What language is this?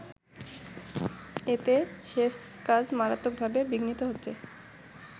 Bangla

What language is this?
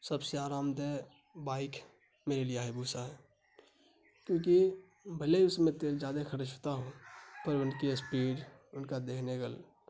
Urdu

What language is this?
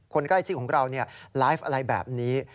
Thai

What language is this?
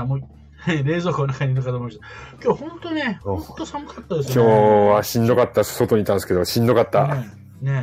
Japanese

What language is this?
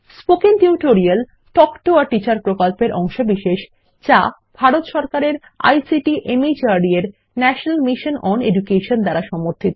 Bangla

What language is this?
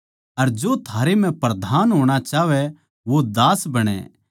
Haryanvi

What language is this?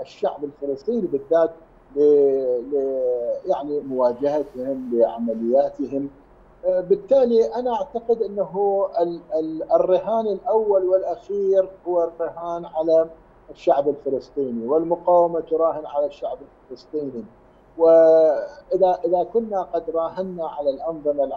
Arabic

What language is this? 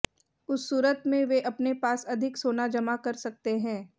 Hindi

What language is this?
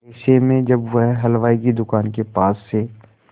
Hindi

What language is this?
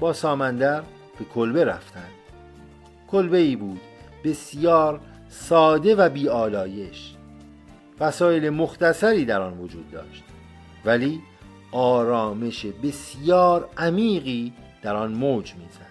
Persian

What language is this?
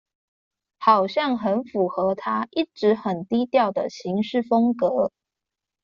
Chinese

